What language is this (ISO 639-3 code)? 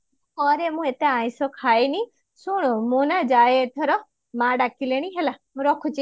ori